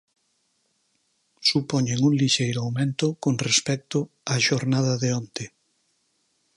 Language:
Galician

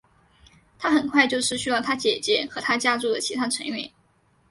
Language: Chinese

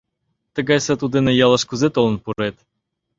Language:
Mari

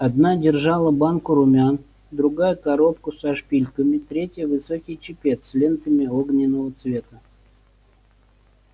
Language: Russian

